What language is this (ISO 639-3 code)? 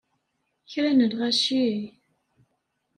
kab